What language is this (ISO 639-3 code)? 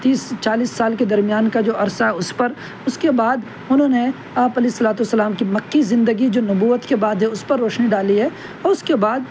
urd